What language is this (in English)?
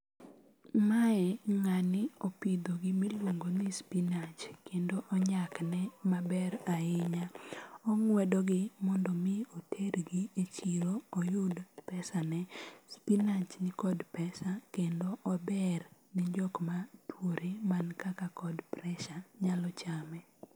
Luo (Kenya and Tanzania)